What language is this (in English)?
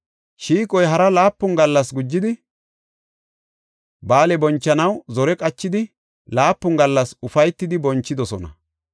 Gofa